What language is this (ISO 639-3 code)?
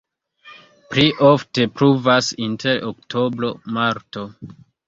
epo